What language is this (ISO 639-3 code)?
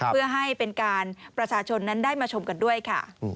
tha